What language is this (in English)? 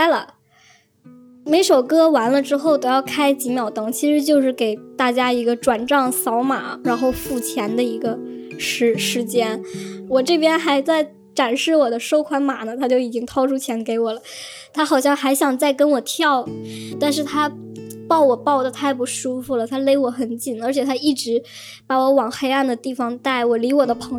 Chinese